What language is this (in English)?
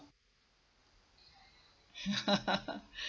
English